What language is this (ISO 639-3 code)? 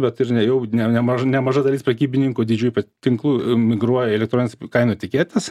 lit